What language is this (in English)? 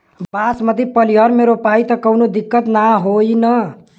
Bhojpuri